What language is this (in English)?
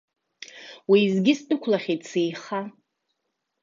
Abkhazian